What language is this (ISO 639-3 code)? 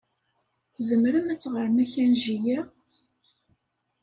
kab